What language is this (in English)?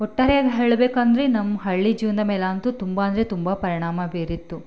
Kannada